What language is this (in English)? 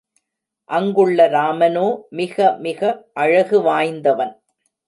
Tamil